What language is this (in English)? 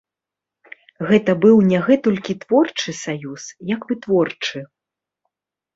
Belarusian